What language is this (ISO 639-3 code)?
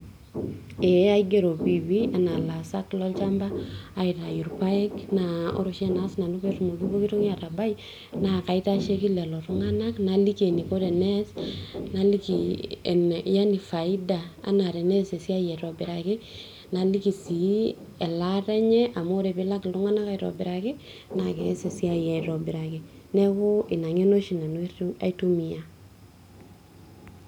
mas